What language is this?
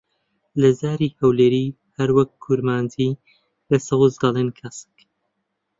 Central Kurdish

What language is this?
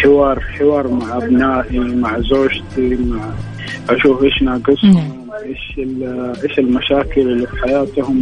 Arabic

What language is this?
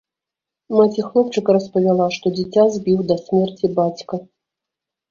Belarusian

